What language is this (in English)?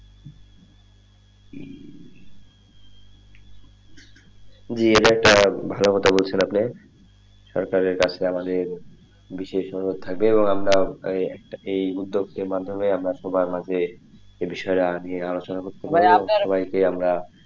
Bangla